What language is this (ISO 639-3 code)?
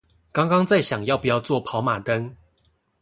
zho